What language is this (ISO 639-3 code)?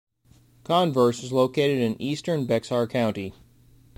eng